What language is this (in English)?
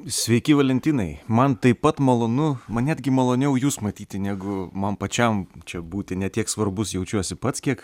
Lithuanian